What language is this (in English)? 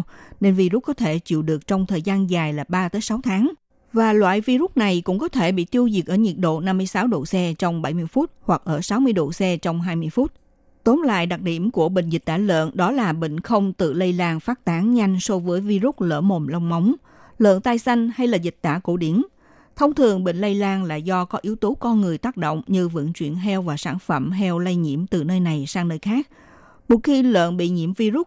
Vietnamese